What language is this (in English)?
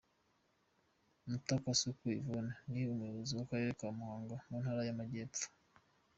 Kinyarwanda